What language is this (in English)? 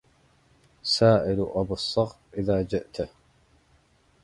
Arabic